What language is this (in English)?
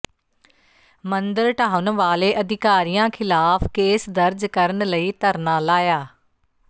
Punjabi